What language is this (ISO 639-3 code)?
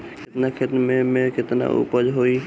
bho